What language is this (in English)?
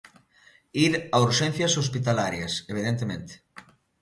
Galician